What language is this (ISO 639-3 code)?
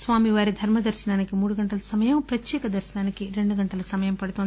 tel